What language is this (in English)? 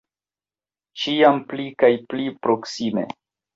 Esperanto